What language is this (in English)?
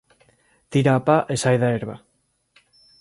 Galician